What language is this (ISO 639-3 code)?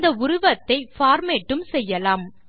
tam